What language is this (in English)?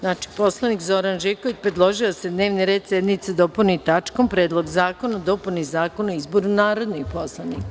Serbian